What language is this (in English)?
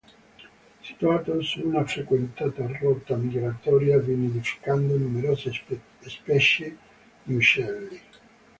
Italian